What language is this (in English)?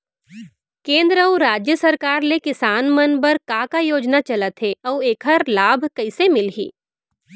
Chhattisgarhi